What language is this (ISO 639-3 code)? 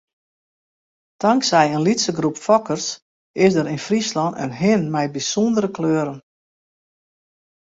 fry